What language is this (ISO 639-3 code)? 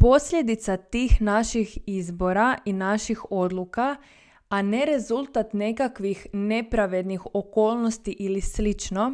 hrv